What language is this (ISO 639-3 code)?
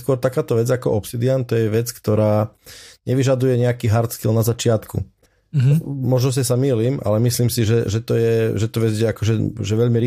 slk